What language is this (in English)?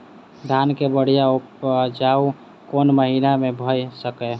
Maithili